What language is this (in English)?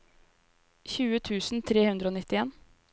Norwegian